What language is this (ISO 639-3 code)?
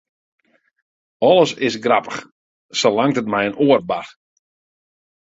fry